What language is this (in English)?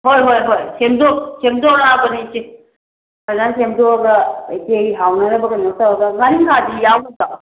Manipuri